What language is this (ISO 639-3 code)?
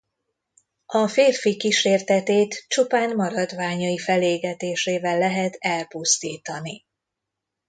hun